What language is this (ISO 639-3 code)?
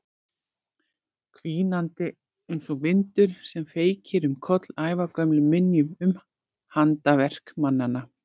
isl